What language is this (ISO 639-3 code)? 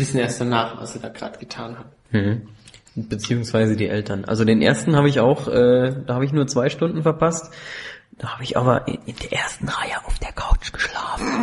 deu